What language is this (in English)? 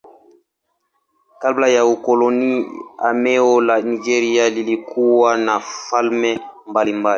Swahili